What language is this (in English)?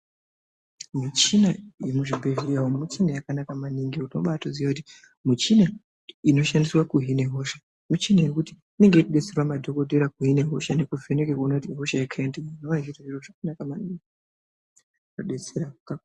Ndau